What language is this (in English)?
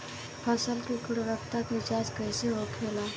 Bhojpuri